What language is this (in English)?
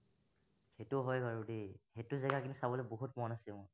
Assamese